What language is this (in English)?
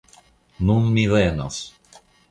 Esperanto